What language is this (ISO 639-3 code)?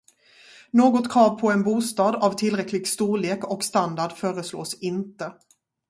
swe